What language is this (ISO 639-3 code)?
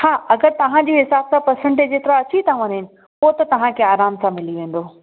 snd